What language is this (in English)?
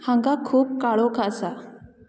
Konkani